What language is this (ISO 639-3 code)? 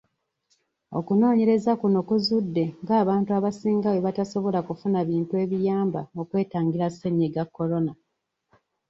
lug